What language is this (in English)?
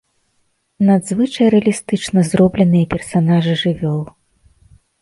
Belarusian